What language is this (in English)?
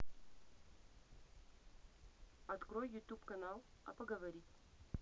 Russian